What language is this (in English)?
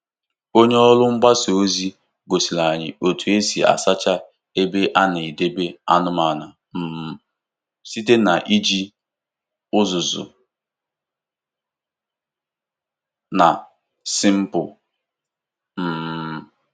Igbo